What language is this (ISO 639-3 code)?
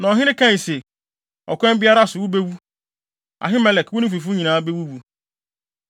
aka